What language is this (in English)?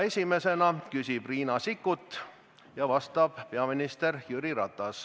Estonian